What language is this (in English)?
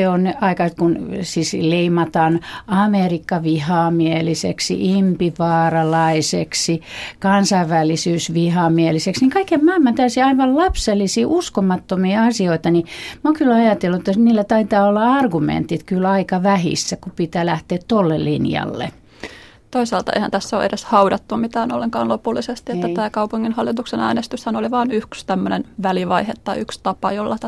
Finnish